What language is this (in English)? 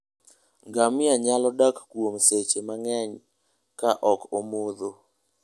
Luo (Kenya and Tanzania)